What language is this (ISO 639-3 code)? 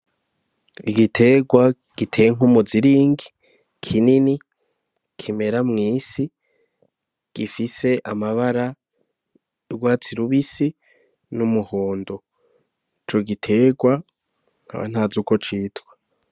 run